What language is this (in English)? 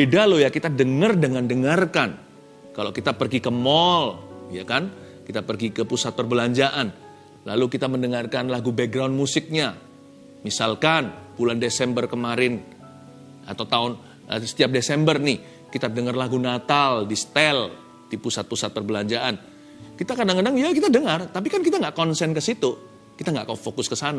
Indonesian